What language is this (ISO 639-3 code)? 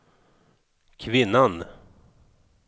swe